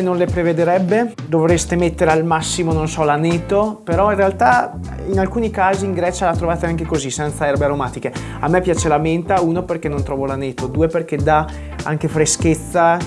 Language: Italian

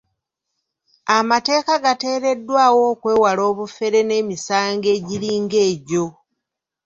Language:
Ganda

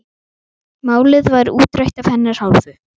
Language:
Icelandic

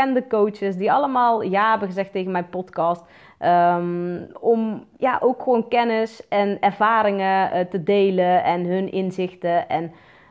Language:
Dutch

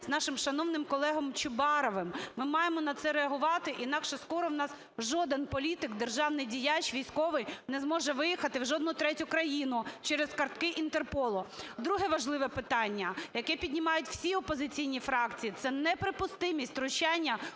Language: Ukrainian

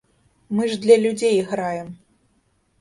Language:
Belarusian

